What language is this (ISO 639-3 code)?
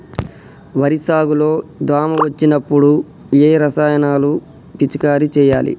tel